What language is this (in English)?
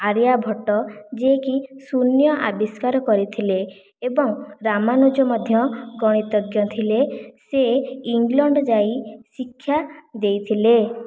Odia